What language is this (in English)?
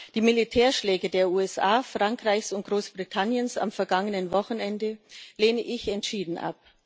German